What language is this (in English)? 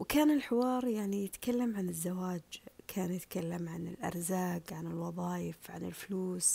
Arabic